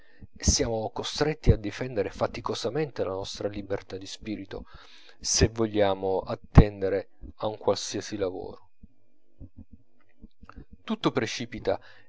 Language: Italian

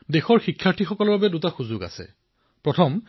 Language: Assamese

